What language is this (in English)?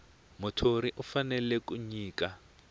Tsonga